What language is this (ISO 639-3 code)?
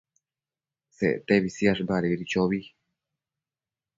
mcf